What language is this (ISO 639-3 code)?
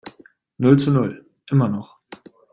deu